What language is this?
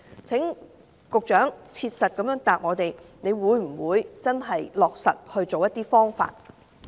Cantonese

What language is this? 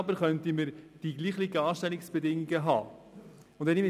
Swiss German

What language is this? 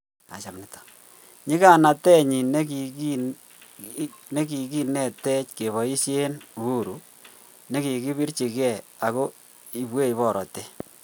Kalenjin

